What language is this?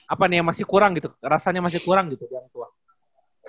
Indonesian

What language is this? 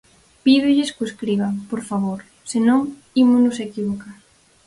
Galician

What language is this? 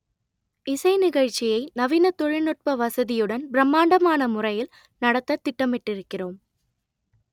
Tamil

